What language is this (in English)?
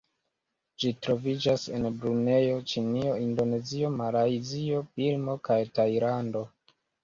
Esperanto